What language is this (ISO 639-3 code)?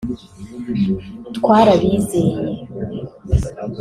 kin